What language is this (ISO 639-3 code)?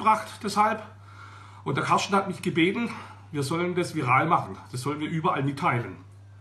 deu